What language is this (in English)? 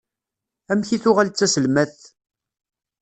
Kabyle